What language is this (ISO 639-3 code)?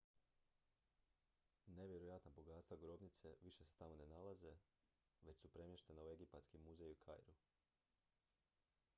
hrv